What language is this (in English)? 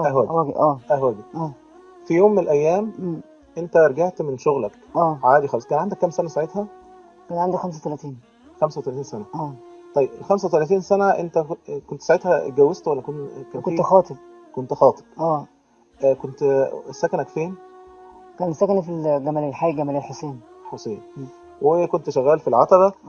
Arabic